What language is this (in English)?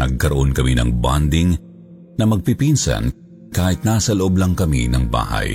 Filipino